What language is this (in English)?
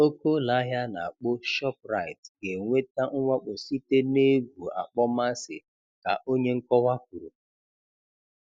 Igbo